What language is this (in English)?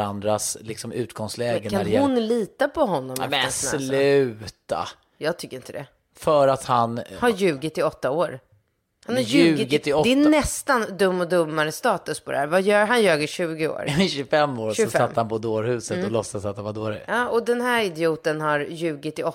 Swedish